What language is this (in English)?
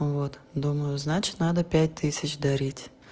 Russian